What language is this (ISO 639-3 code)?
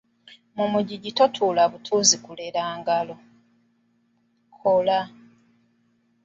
lug